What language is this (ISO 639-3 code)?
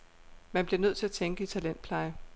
dan